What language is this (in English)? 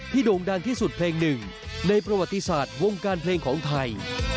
Thai